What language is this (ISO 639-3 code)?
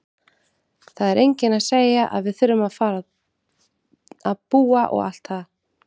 isl